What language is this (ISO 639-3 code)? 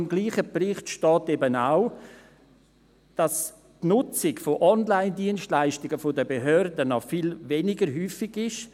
gsw